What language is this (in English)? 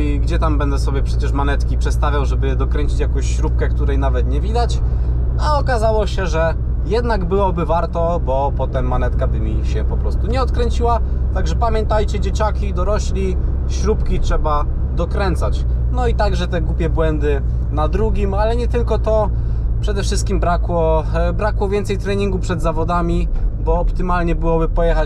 Polish